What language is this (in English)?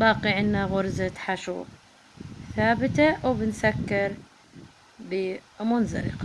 Arabic